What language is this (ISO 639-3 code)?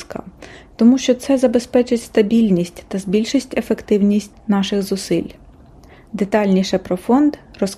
ukr